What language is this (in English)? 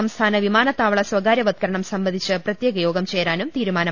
Malayalam